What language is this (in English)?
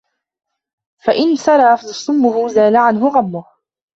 Arabic